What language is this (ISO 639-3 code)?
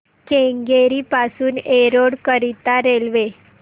mar